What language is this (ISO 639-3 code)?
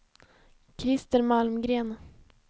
swe